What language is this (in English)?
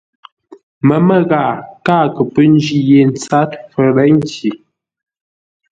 Ngombale